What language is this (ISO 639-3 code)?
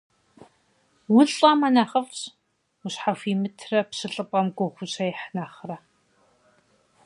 kbd